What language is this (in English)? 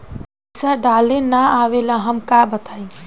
Bhojpuri